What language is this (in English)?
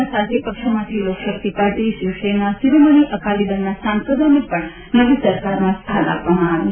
Gujarati